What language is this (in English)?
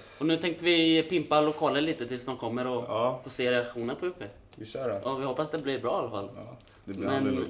Swedish